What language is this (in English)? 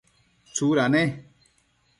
Matsés